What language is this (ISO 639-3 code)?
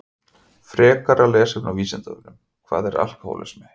isl